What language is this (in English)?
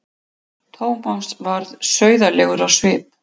Icelandic